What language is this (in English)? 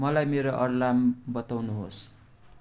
Nepali